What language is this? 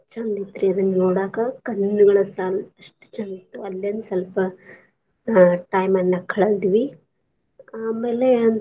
Kannada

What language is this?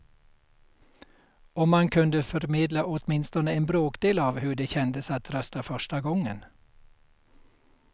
Swedish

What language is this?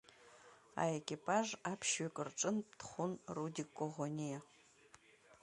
Abkhazian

